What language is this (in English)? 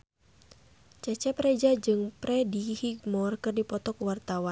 Sundanese